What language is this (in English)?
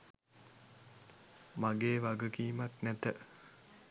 Sinhala